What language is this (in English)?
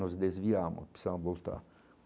Portuguese